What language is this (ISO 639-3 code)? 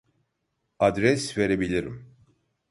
tur